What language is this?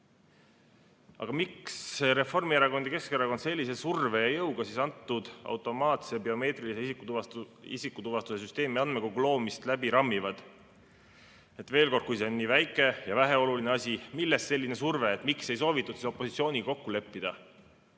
Estonian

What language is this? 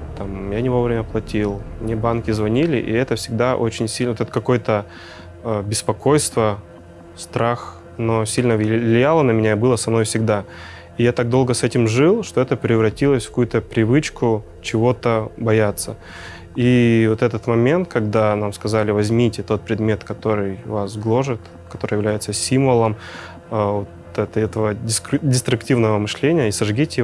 Russian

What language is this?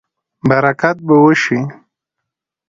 Pashto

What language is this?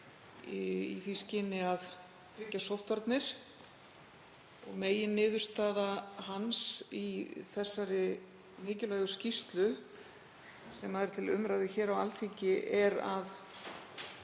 Icelandic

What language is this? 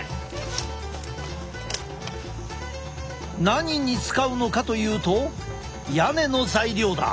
Japanese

